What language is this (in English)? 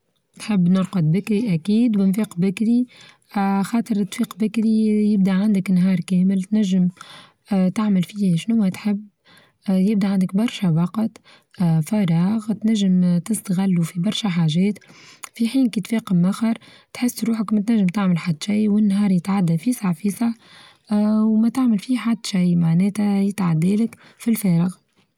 Tunisian Arabic